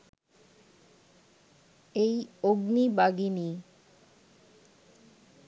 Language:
Bangla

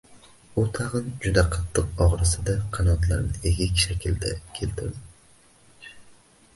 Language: Uzbek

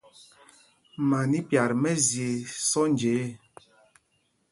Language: Mpumpong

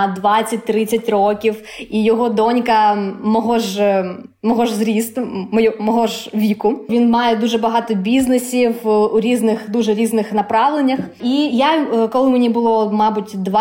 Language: Ukrainian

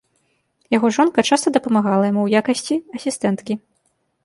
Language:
Belarusian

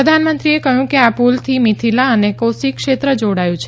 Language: Gujarati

